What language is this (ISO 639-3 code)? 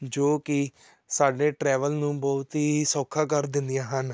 pan